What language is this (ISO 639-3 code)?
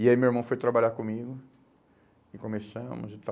por